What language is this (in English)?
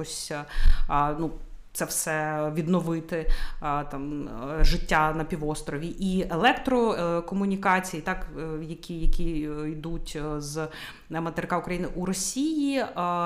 Ukrainian